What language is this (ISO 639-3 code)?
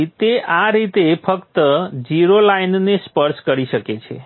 guj